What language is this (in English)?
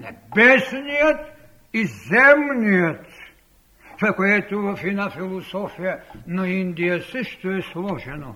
Bulgarian